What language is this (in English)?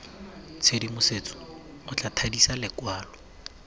Tswana